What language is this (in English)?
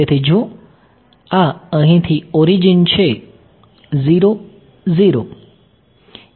Gujarati